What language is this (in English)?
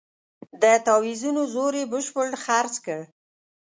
Pashto